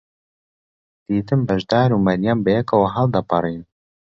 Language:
Central Kurdish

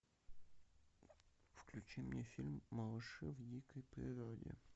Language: Russian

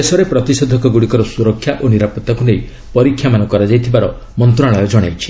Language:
Odia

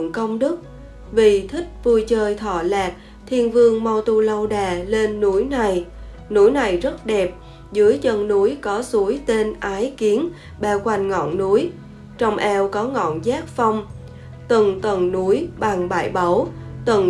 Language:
Vietnamese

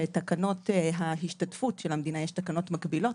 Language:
Hebrew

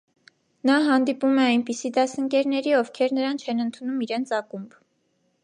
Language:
Armenian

